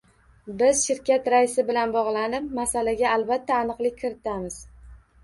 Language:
Uzbek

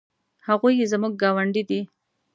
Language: Pashto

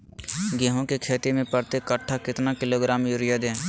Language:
Magahi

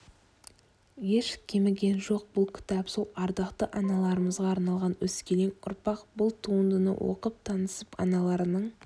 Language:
Kazakh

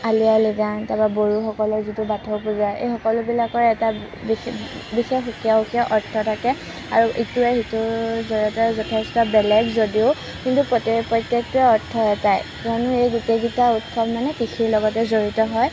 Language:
Assamese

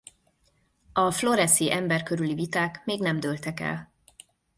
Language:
Hungarian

